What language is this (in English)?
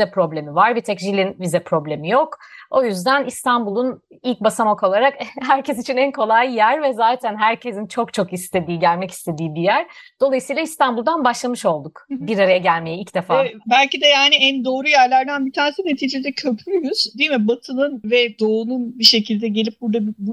Turkish